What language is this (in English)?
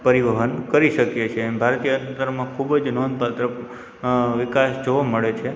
Gujarati